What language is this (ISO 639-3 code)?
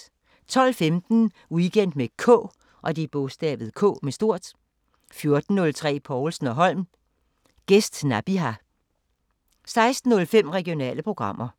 dan